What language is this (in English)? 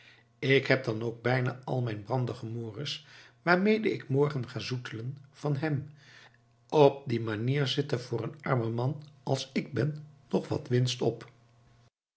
Dutch